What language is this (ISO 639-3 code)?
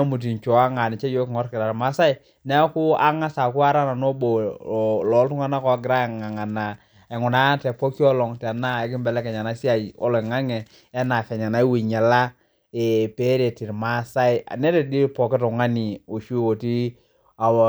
mas